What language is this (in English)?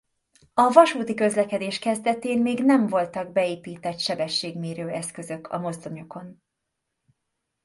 Hungarian